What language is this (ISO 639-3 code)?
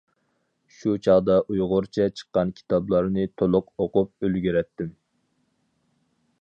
uig